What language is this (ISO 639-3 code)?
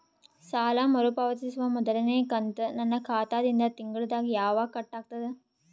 kan